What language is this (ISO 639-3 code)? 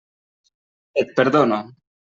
cat